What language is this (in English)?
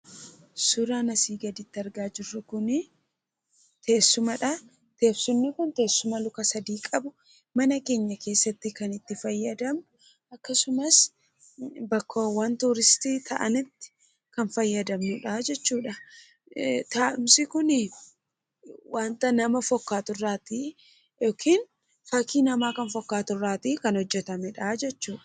Oromo